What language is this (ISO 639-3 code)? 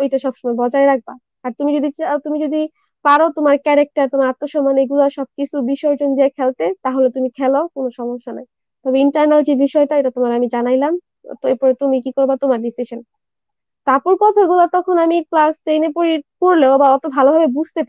jpn